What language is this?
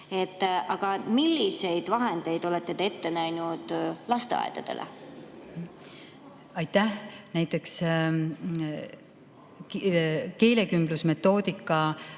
Estonian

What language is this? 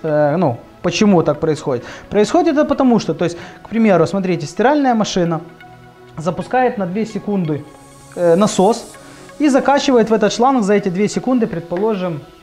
Russian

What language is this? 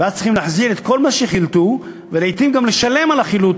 Hebrew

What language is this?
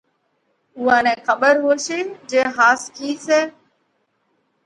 Parkari Koli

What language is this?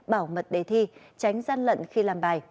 Vietnamese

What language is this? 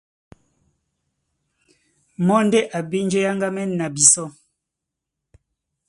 Duala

